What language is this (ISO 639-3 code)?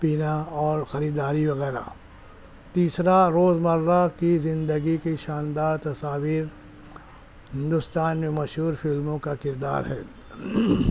urd